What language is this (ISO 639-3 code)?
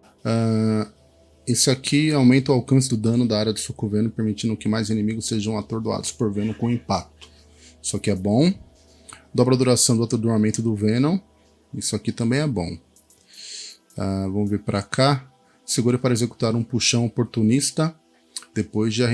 por